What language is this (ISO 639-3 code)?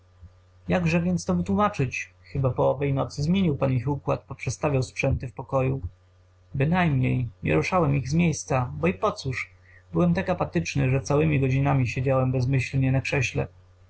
pol